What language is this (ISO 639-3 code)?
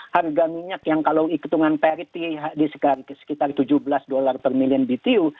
ind